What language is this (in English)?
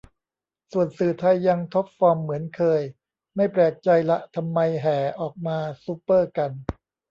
Thai